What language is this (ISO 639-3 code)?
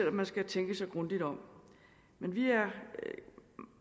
dan